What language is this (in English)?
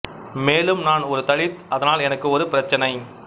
Tamil